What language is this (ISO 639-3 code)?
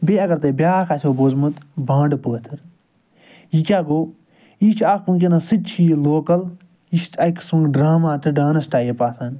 kas